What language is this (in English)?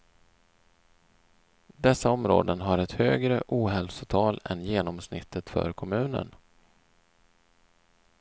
Swedish